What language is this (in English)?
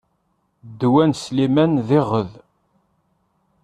Kabyle